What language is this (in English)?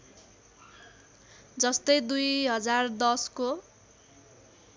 Nepali